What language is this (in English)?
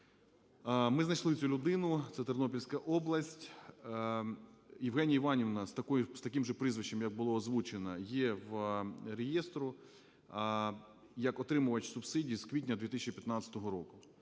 Ukrainian